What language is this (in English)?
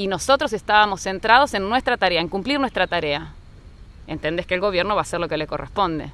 Spanish